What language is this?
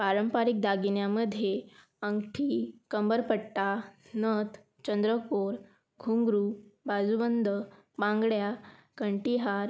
Marathi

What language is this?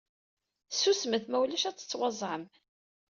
Kabyle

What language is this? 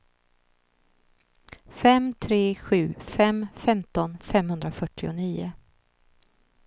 Swedish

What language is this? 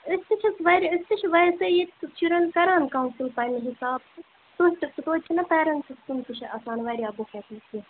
Kashmiri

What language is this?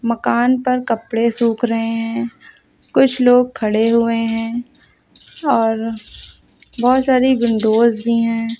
Hindi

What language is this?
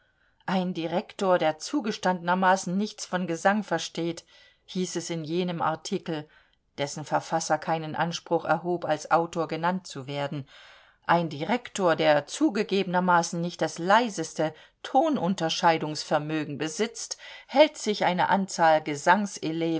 German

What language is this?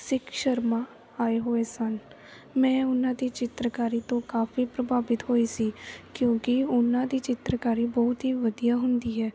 Punjabi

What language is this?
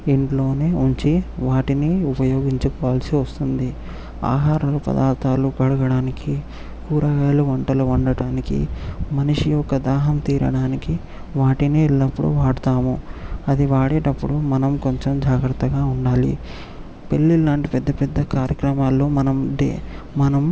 Telugu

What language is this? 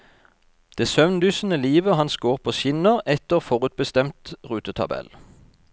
Norwegian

